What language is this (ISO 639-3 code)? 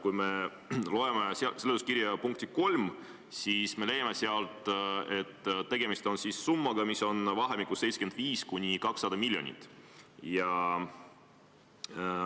est